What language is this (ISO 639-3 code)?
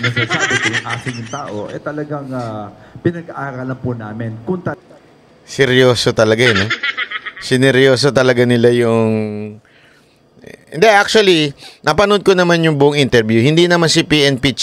fil